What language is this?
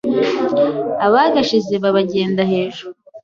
Kinyarwanda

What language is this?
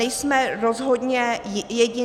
Czech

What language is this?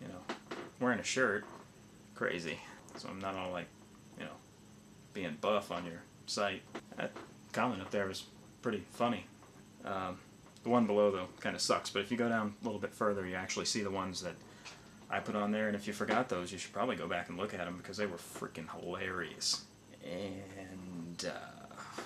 English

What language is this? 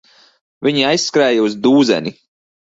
Latvian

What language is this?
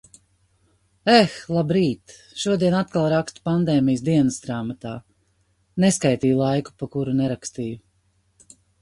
Latvian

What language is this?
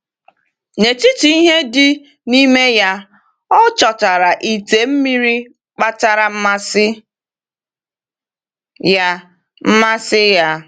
Igbo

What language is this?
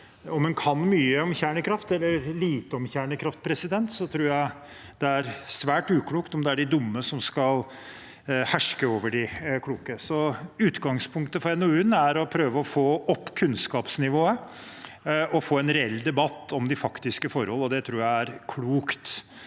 Norwegian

